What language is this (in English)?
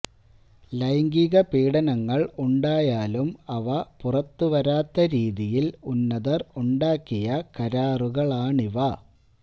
Malayalam